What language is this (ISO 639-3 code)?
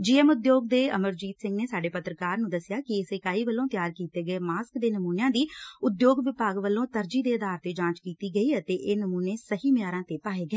pan